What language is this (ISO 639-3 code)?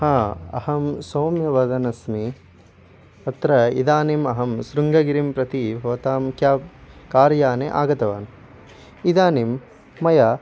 san